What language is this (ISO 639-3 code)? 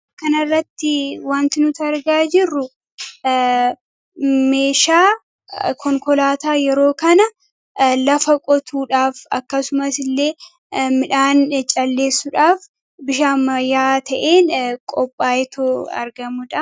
orm